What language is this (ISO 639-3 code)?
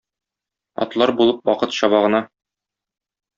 tat